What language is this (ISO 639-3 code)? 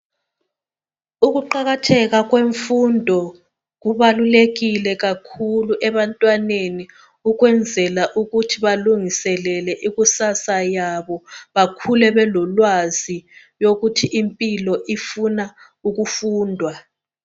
nde